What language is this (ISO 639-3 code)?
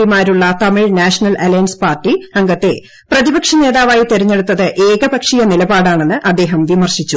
mal